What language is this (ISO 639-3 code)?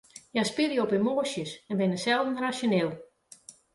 fry